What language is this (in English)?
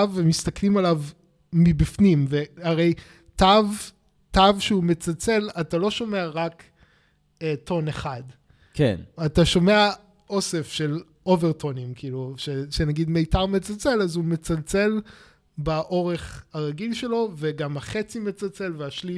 Hebrew